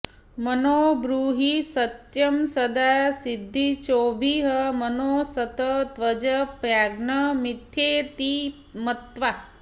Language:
Sanskrit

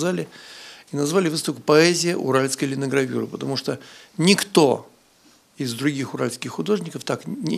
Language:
Russian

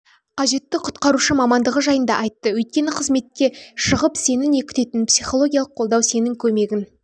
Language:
Kazakh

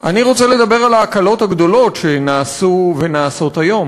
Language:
Hebrew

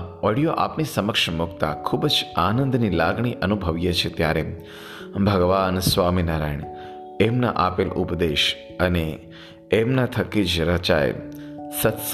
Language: Gujarati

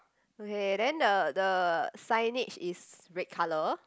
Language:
English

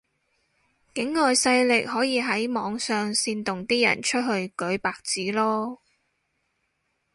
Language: Cantonese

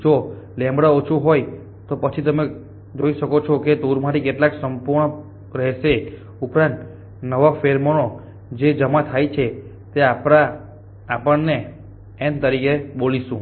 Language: Gujarati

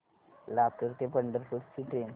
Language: Marathi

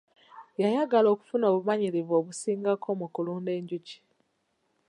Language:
Ganda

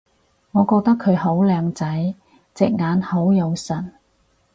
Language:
Cantonese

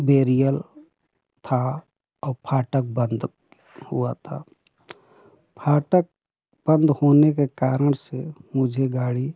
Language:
Hindi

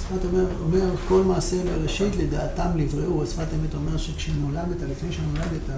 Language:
Hebrew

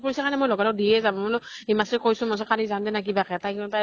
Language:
Assamese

